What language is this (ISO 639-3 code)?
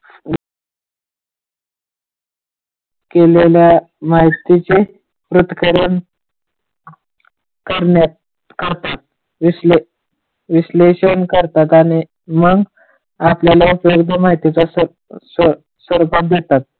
mar